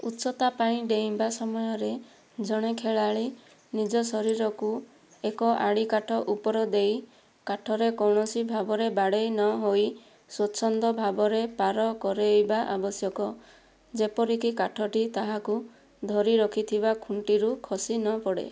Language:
Odia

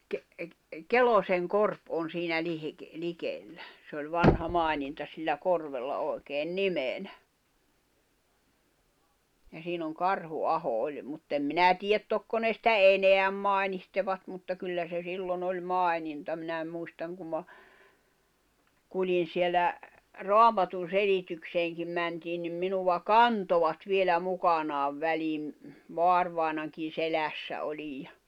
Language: Finnish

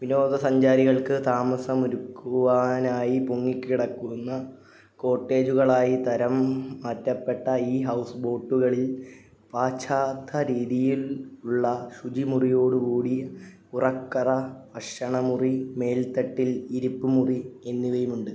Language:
Malayalam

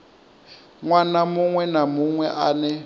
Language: Venda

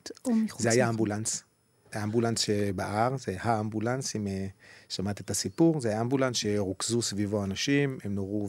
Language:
Hebrew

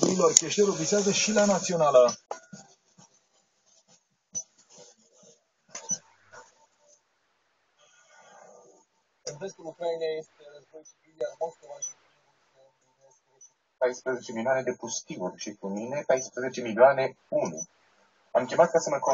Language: Romanian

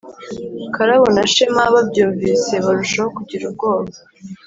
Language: Kinyarwanda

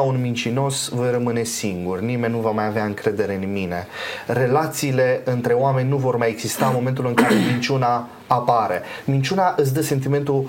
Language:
Romanian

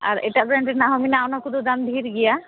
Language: Santali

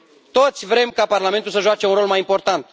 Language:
Romanian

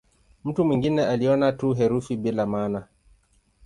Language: Swahili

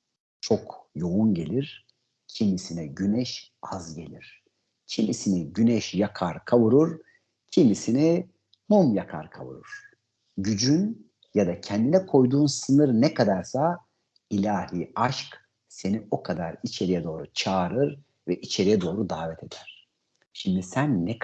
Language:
Turkish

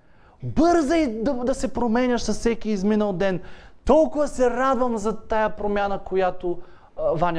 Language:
Bulgarian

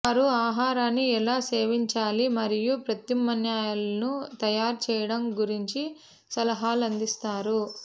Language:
Telugu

